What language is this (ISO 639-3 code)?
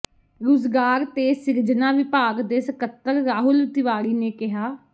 pan